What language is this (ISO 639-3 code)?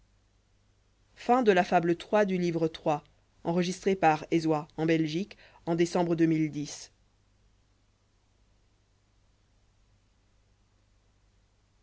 fra